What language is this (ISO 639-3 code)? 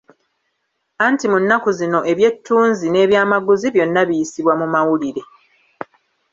lug